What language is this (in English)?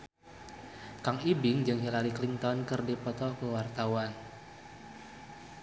Sundanese